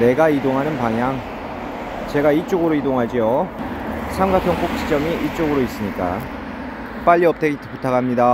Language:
Korean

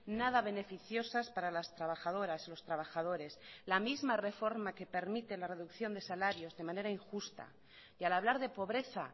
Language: Spanish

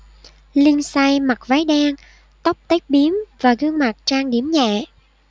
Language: Vietnamese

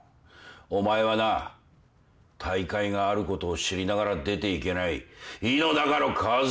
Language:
Japanese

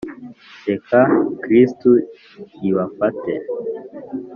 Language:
Kinyarwanda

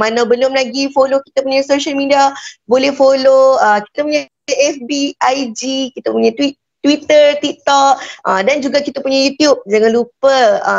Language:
Malay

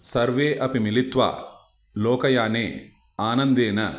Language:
Sanskrit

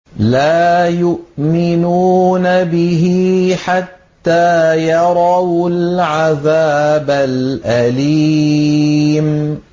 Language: Arabic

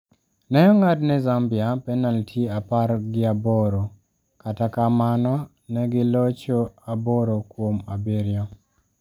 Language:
Luo (Kenya and Tanzania)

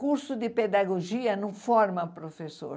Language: Portuguese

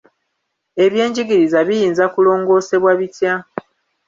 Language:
Ganda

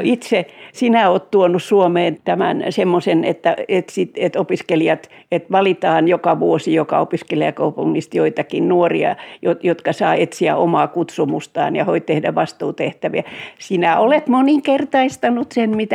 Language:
Finnish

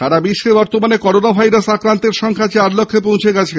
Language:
Bangla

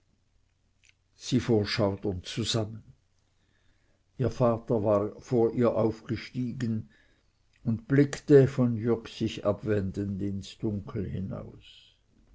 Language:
German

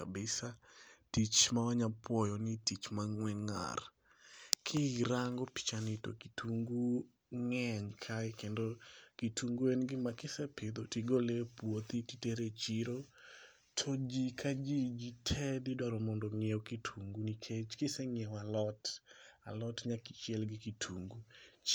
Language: Luo (Kenya and Tanzania)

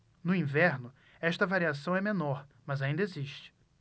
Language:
Portuguese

